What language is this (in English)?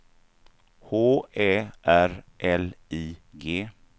Swedish